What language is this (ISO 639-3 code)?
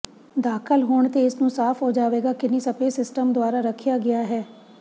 pan